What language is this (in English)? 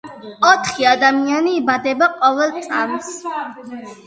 Georgian